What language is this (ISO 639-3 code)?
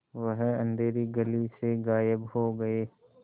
hin